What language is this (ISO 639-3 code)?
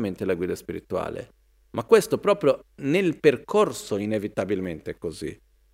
ita